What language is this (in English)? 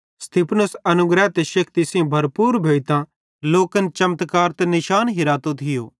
Bhadrawahi